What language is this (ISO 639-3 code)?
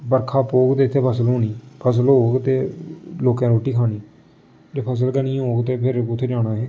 doi